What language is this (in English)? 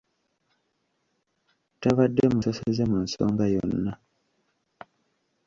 Ganda